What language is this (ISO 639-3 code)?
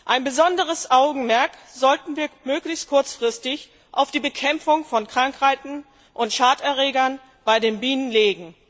deu